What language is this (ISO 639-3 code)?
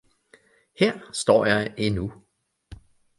dan